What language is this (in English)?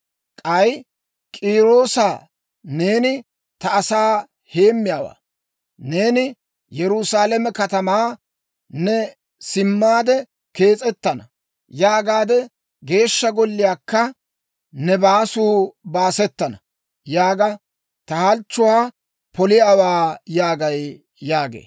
Dawro